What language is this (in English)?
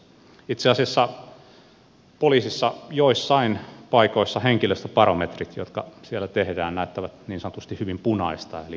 Finnish